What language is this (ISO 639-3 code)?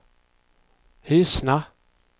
swe